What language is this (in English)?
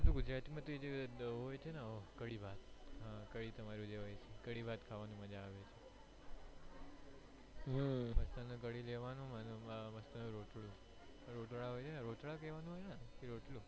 Gujarati